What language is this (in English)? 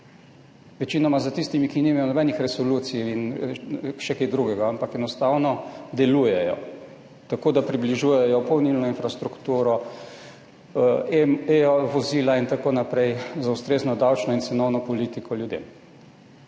Slovenian